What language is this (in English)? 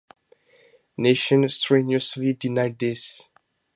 English